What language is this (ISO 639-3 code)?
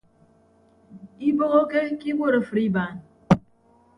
ibb